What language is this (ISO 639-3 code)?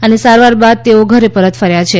guj